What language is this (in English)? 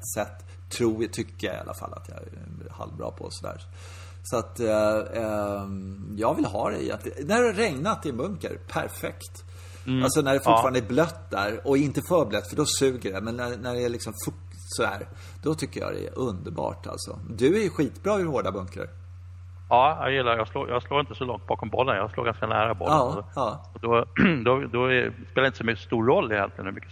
Swedish